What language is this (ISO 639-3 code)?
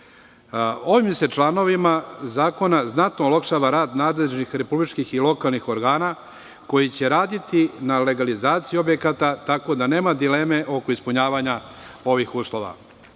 srp